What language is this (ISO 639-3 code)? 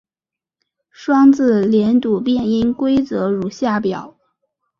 zho